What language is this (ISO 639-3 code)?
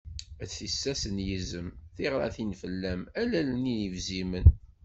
kab